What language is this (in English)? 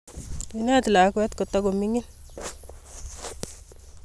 Kalenjin